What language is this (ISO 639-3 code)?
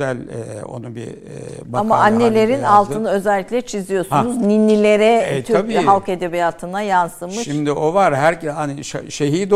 tur